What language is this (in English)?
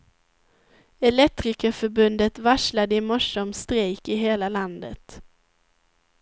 Swedish